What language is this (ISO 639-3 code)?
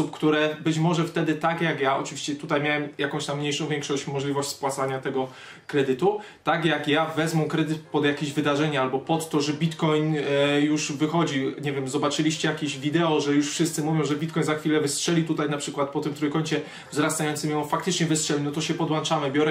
pol